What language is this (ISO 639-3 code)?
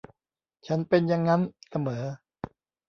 tha